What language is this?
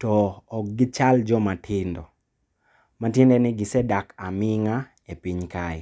Luo (Kenya and Tanzania)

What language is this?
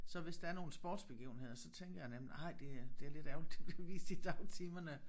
Danish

